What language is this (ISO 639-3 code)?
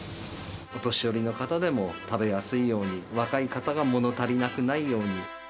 jpn